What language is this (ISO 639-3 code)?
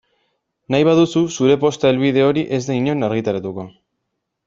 eus